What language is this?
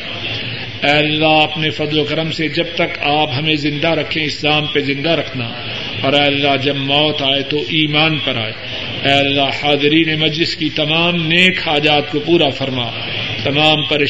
Urdu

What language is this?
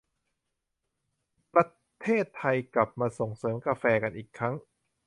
Thai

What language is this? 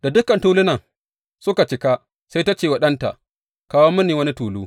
Hausa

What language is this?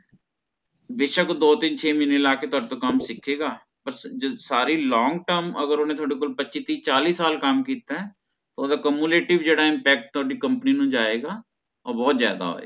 Punjabi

